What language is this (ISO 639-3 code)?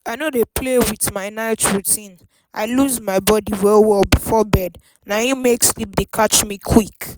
pcm